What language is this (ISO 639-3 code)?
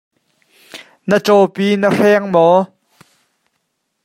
cnh